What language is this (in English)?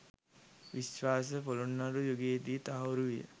Sinhala